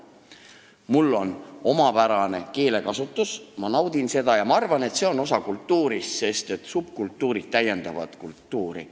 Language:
Estonian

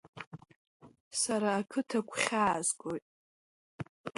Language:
Abkhazian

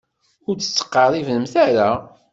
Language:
Kabyle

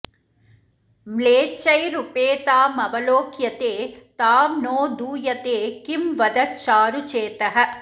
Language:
Sanskrit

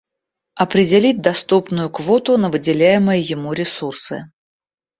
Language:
Russian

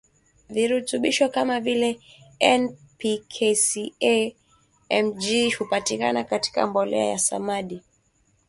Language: Swahili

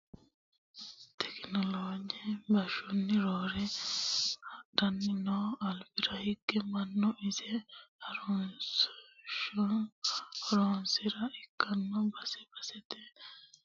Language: Sidamo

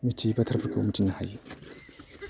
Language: Bodo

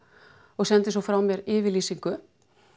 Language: Icelandic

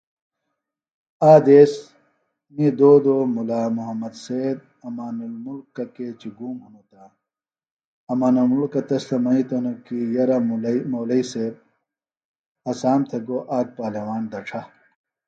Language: Phalura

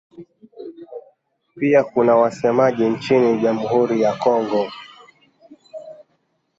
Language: Swahili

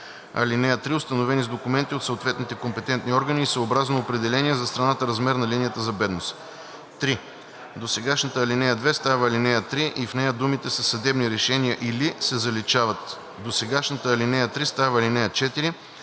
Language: Bulgarian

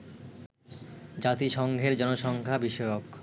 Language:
Bangla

